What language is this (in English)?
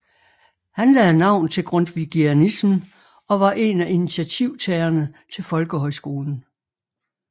Danish